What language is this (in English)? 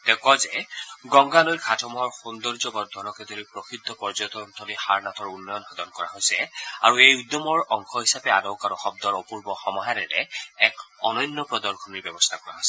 Assamese